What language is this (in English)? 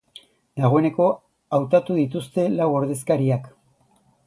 Basque